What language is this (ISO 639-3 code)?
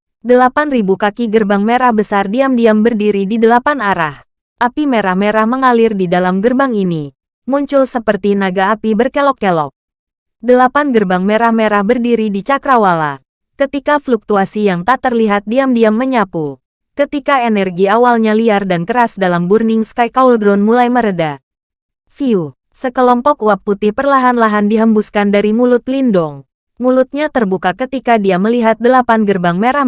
ind